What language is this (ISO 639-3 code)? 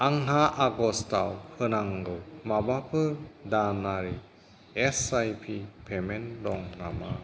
brx